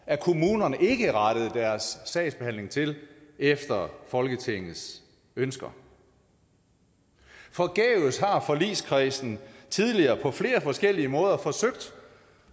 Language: Danish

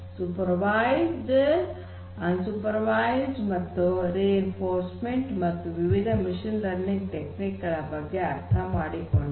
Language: Kannada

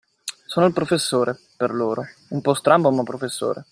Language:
Italian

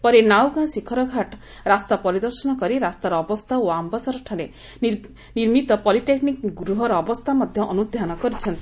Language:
Odia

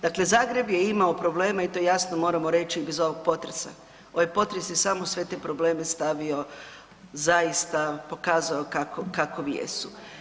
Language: Croatian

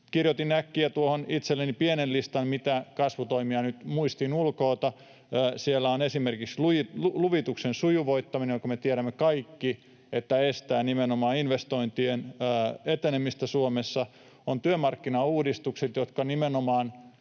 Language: Finnish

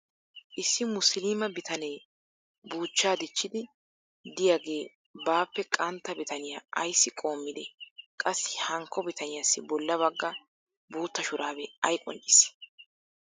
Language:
Wolaytta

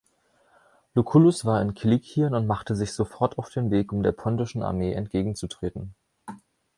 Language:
German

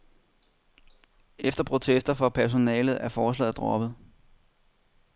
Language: Danish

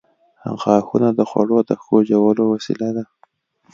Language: Pashto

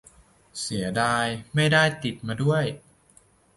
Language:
Thai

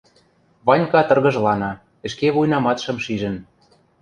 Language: Western Mari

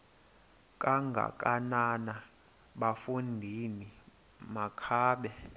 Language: Xhosa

